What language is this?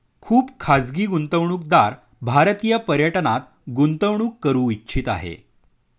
Marathi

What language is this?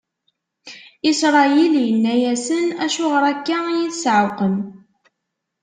Kabyle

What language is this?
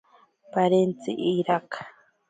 Ashéninka Perené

